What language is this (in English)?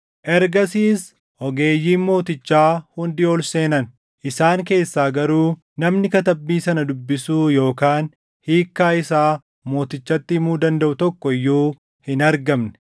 Oromo